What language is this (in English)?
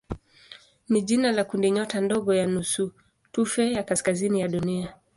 Swahili